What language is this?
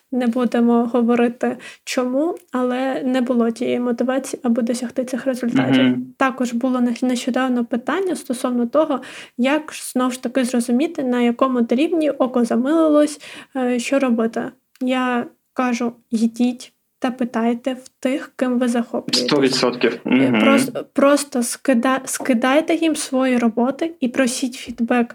Ukrainian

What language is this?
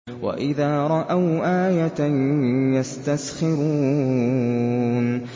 Arabic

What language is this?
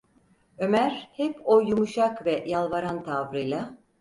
Turkish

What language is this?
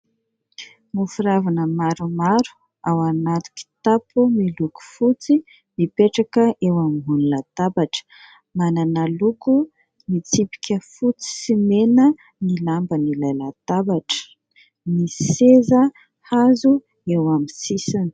Malagasy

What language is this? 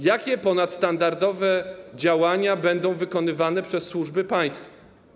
Polish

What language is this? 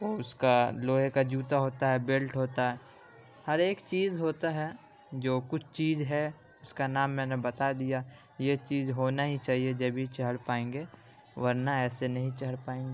Urdu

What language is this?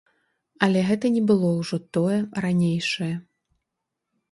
Belarusian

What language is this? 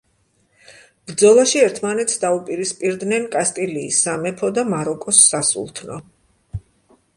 Georgian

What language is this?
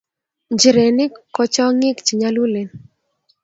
Kalenjin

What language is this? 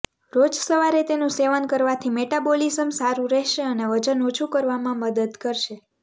Gujarati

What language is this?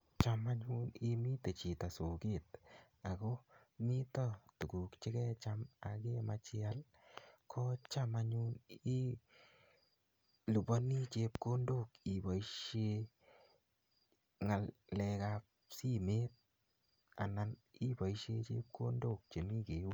Kalenjin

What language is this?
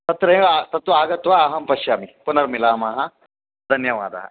Sanskrit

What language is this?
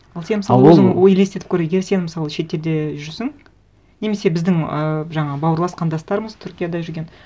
Kazakh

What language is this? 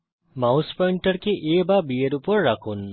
Bangla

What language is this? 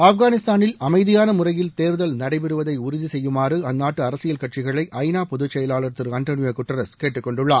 Tamil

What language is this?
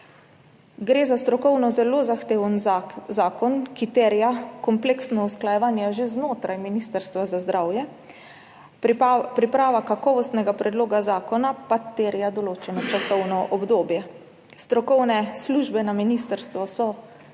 Slovenian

